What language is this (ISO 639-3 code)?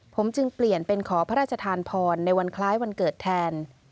tha